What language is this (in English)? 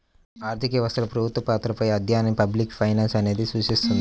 Telugu